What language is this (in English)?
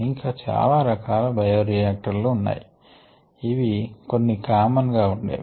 Telugu